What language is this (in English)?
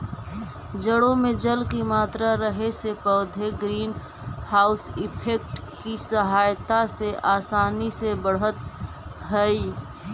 Magahi